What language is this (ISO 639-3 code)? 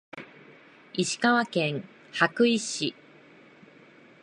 jpn